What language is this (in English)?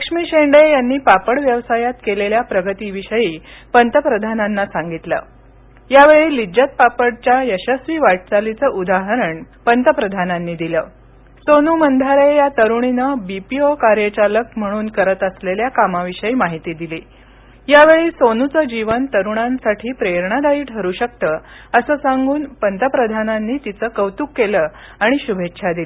Marathi